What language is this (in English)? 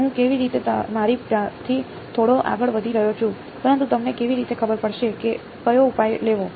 Gujarati